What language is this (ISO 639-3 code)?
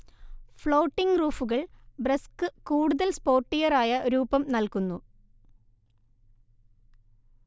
mal